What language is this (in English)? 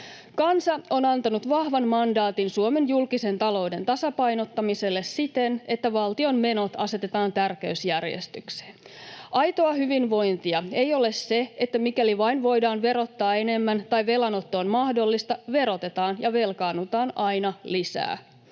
Finnish